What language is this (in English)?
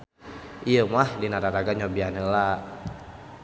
Sundanese